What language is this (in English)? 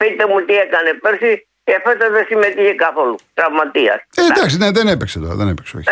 Greek